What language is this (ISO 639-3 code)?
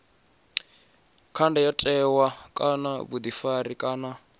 ven